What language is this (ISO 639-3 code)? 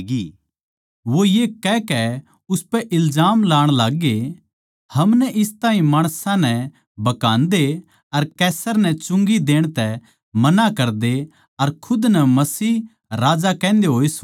bgc